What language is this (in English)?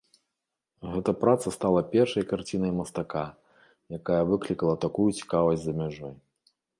Belarusian